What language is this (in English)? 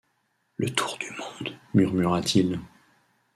French